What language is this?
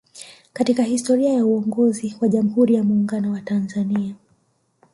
Swahili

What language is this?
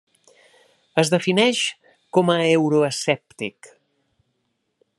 Catalan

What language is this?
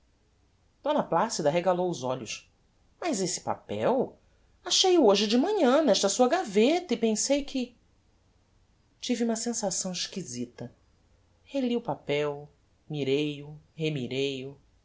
Portuguese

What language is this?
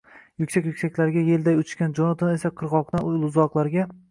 Uzbek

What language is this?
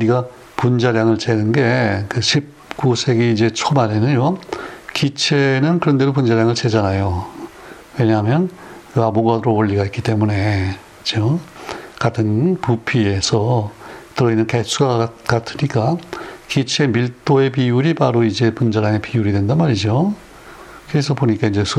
Korean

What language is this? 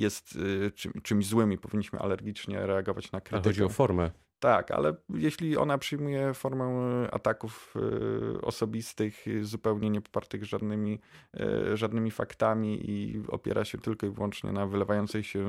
Polish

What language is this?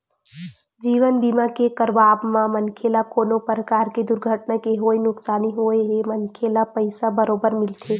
Chhattisgarhi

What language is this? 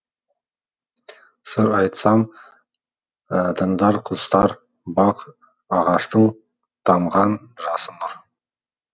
Kazakh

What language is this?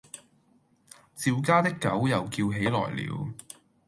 Cantonese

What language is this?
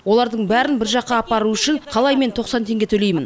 Kazakh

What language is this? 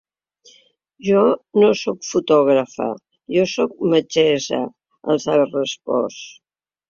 Catalan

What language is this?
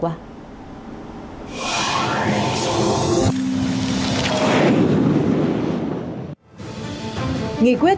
Vietnamese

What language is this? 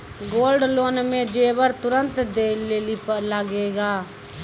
Maithili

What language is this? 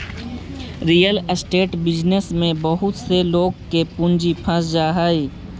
Magahi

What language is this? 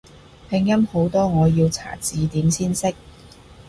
Cantonese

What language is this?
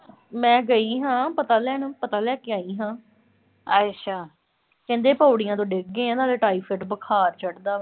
Punjabi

